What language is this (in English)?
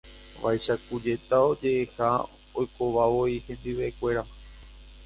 Guarani